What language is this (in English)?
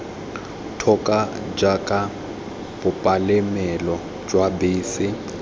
Tswana